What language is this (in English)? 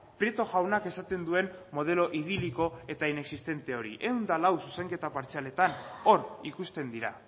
Basque